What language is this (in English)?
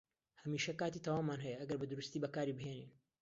Central Kurdish